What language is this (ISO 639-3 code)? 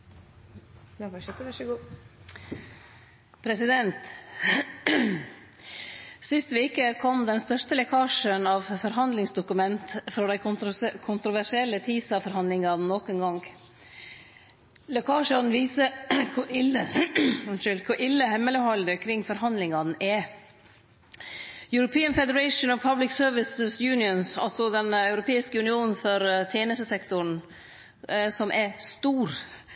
nno